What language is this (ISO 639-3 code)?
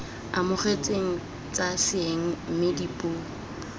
tsn